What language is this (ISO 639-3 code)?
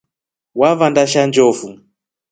rof